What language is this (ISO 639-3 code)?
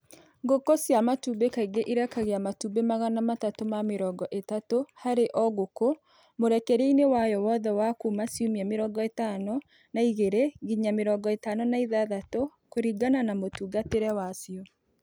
kik